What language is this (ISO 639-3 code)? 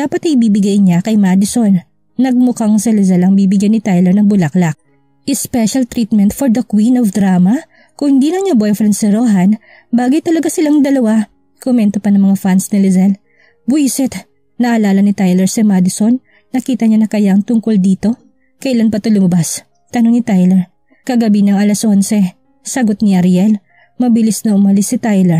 fil